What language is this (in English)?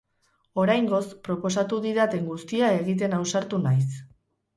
Basque